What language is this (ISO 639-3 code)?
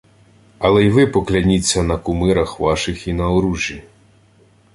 ukr